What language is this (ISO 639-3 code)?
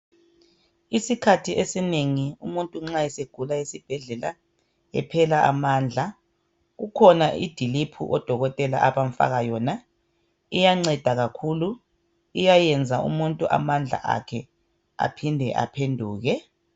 nde